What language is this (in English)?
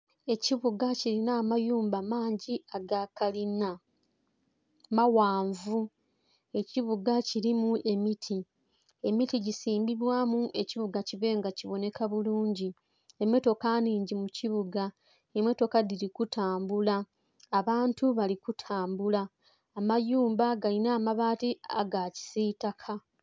Soga